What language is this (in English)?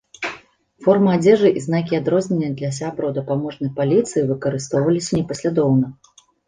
Belarusian